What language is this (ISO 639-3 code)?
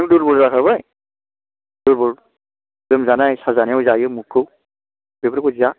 brx